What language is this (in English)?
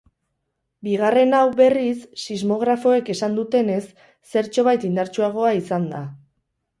Basque